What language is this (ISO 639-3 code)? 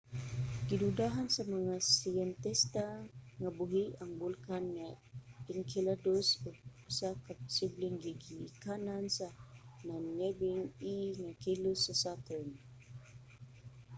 ceb